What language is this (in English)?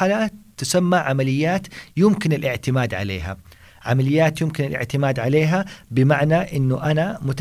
Arabic